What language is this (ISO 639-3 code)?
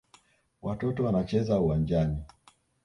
swa